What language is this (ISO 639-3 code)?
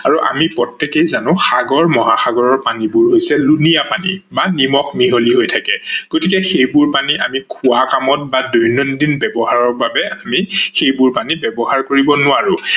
asm